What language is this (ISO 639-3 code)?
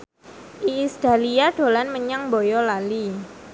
jav